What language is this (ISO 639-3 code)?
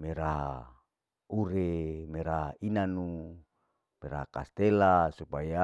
alo